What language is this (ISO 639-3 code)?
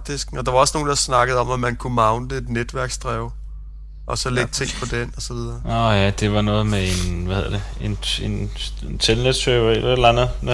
dan